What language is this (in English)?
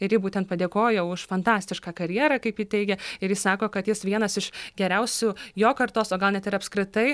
Lithuanian